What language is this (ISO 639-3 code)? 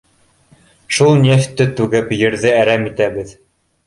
bak